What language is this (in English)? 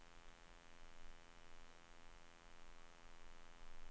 Swedish